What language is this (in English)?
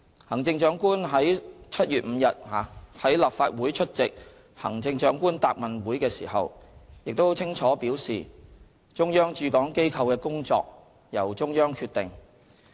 Cantonese